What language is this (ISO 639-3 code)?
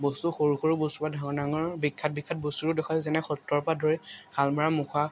asm